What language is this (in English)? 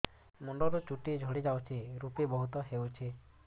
Odia